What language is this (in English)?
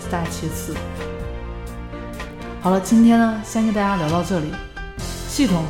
Chinese